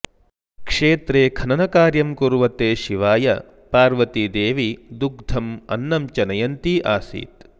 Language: Sanskrit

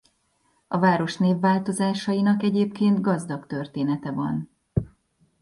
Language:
Hungarian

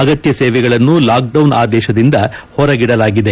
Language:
Kannada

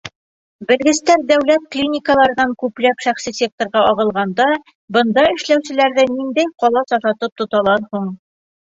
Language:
Bashkir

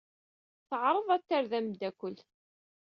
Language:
Kabyle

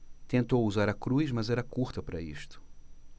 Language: Portuguese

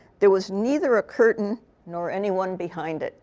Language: English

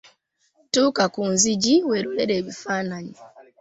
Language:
Ganda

